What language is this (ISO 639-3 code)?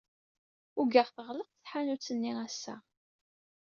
kab